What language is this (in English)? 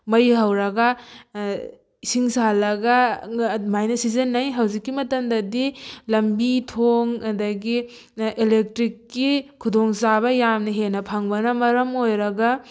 Manipuri